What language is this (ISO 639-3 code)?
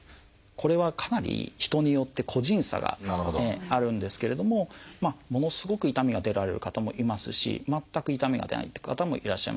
jpn